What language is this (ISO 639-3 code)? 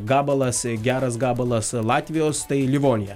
lit